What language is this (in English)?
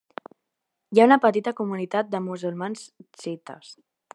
Catalan